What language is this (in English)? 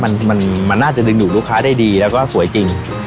Thai